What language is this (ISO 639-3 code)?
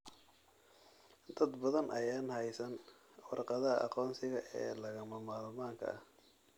som